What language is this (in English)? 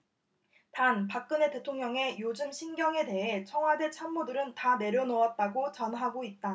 Korean